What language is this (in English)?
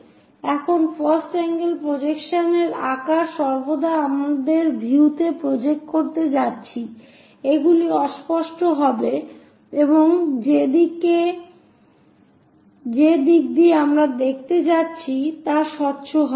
Bangla